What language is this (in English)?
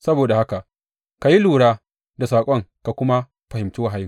Hausa